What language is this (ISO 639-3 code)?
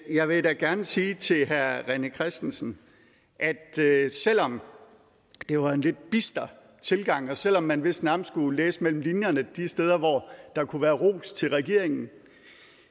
dan